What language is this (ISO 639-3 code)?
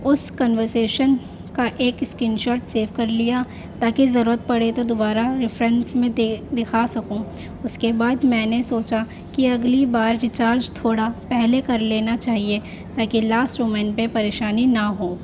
urd